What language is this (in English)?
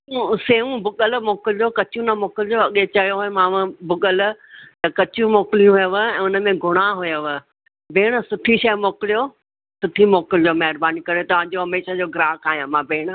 Sindhi